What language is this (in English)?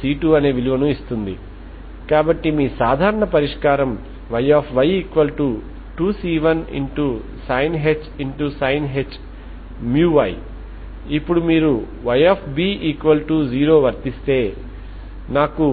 Telugu